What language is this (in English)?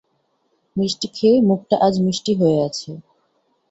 Bangla